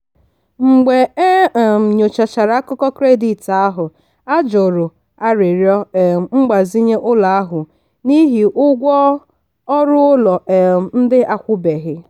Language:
Igbo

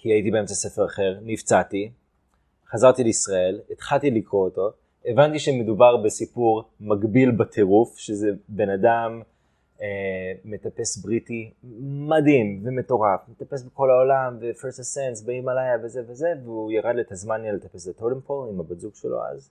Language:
Hebrew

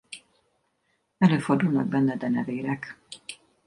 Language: Hungarian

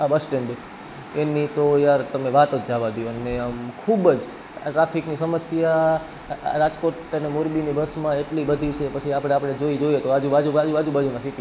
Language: Gujarati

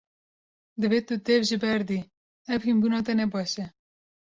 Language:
Kurdish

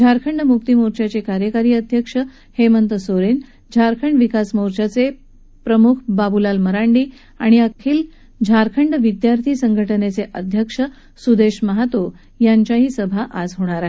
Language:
Marathi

